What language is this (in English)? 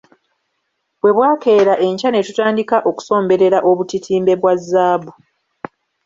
Ganda